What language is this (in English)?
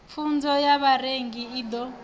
Venda